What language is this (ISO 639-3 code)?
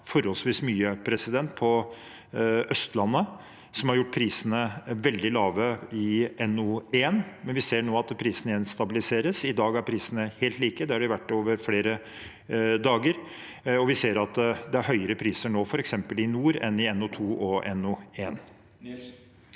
nor